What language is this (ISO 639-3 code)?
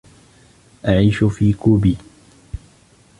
ara